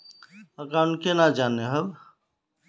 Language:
Magahi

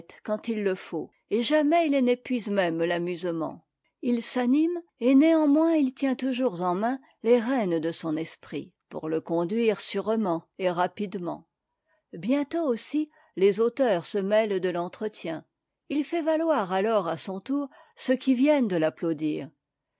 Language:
French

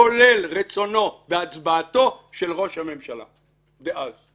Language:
Hebrew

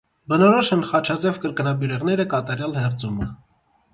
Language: Armenian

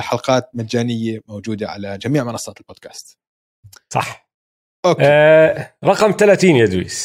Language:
Arabic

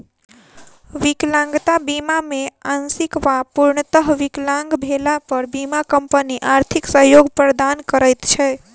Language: Maithili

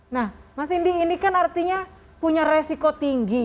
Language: Indonesian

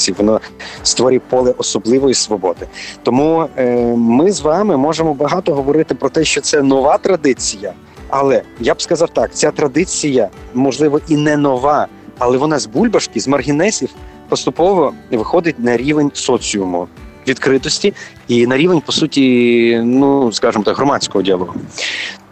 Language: Ukrainian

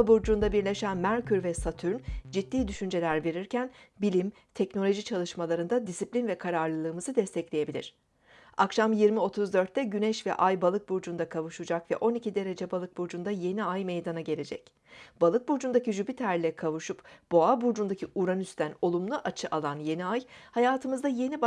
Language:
Turkish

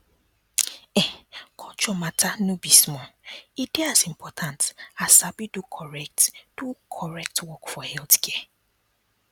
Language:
Nigerian Pidgin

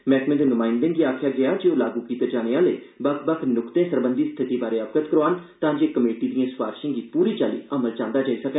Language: Dogri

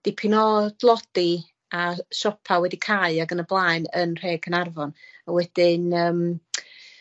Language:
Welsh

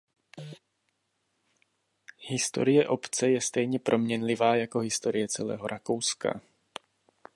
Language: Czech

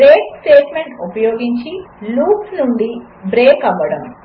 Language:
Telugu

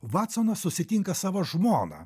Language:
Lithuanian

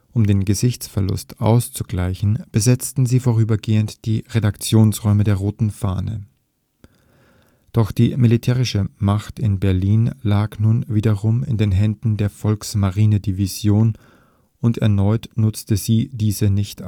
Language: German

